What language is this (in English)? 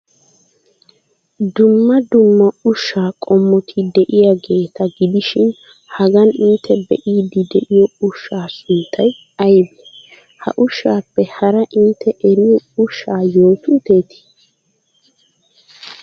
Wolaytta